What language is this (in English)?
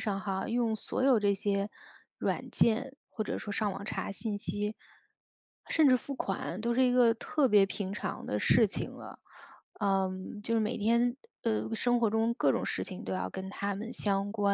Chinese